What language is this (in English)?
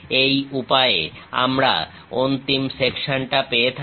Bangla